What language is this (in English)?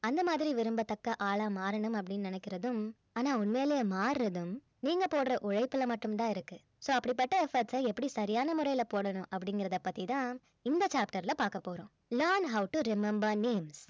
Tamil